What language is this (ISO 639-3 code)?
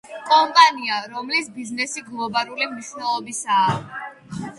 kat